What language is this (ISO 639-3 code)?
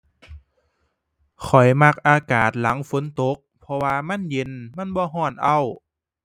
tha